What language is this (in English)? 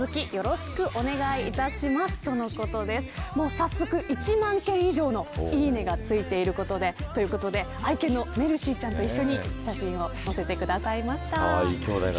Japanese